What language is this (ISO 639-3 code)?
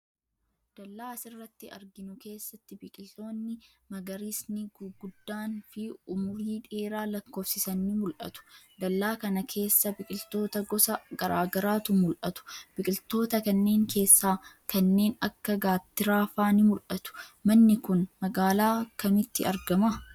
orm